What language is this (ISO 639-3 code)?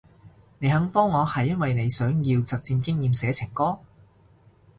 yue